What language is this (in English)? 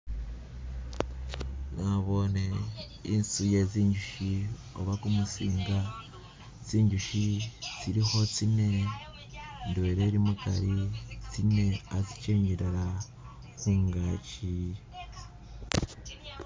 Masaaba